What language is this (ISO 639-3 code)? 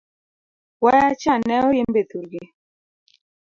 luo